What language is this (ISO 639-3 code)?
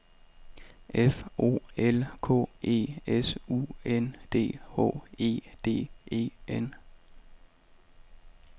dan